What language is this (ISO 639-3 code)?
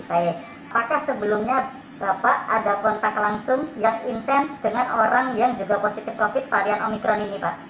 ind